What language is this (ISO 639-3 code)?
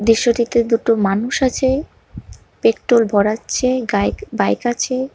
ben